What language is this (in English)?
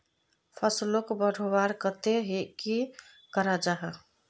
Magahi